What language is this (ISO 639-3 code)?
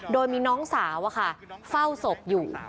tha